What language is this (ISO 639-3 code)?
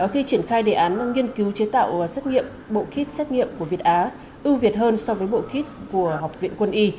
vie